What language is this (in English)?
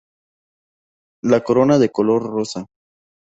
Spanish